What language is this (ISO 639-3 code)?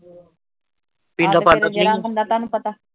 pan